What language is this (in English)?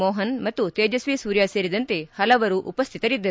Kannada